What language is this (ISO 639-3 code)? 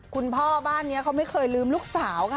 tha